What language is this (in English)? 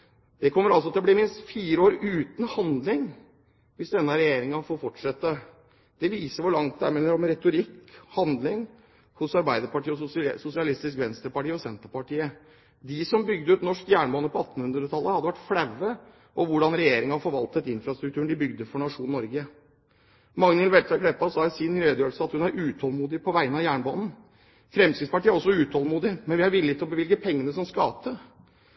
Norwegian Bokmål